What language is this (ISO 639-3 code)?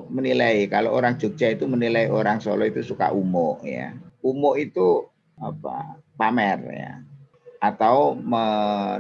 ind